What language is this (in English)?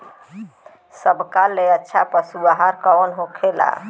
Bhojpuri